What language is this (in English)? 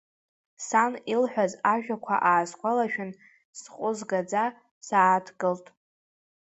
Abkhazian